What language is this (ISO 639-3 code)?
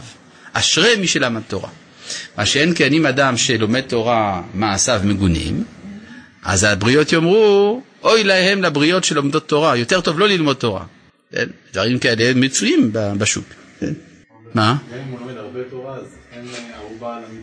heb